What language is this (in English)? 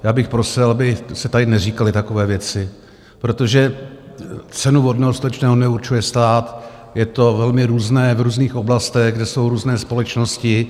Czech